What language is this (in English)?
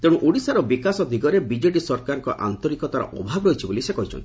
Odia